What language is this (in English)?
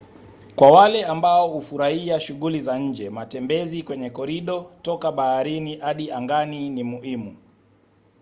Swahili